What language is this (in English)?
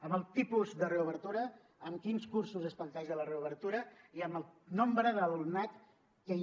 Catalan